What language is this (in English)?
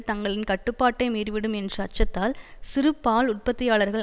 Tamil